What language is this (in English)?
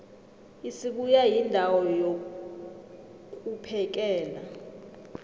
South Ndebele